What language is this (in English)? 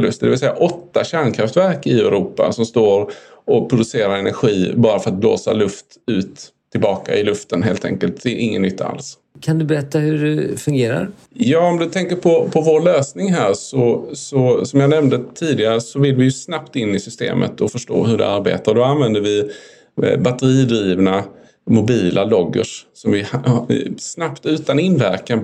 Swedish